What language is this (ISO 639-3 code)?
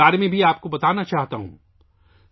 urd